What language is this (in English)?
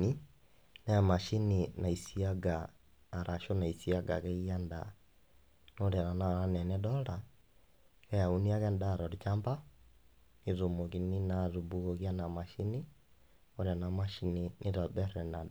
Masai